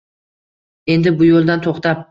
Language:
Uzbek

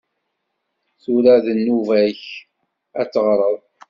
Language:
Kabyle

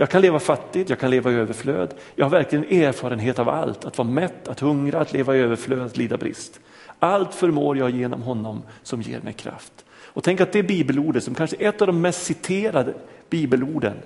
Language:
Swedish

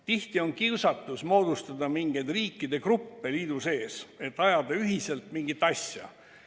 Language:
Estonian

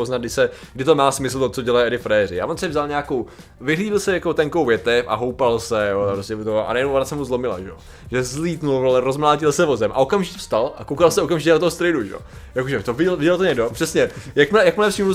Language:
Czech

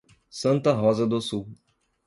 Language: Portuguese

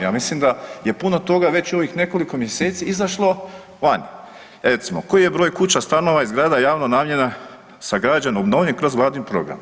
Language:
Croatian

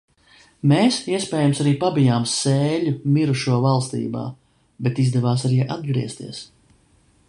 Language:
Latvian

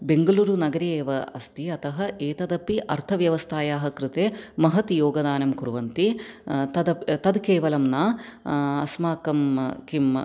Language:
Sanskrit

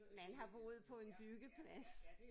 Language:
Danish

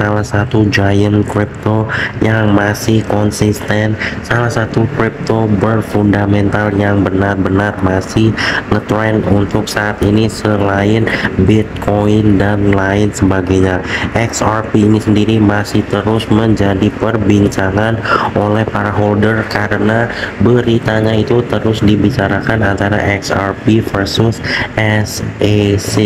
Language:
Indonesian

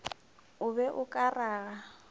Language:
Northern Sotho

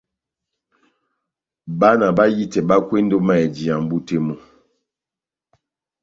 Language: Batanga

